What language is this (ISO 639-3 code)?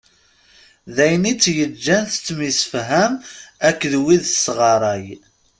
kab